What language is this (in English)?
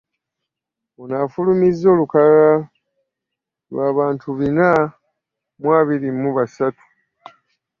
Ganda